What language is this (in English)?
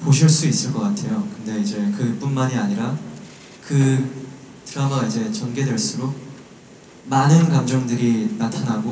Korean